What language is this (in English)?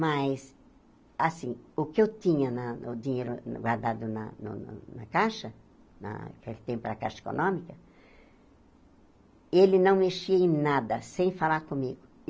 Portuguese